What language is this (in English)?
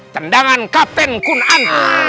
Indonesian